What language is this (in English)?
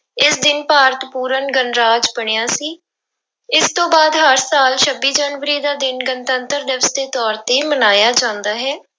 Punjabi